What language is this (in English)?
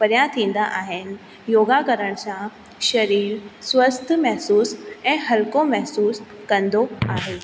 Sindhi